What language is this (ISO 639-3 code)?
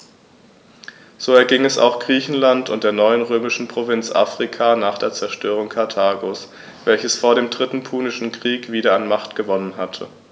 deu